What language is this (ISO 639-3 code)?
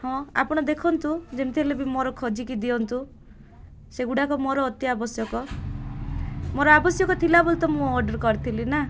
ori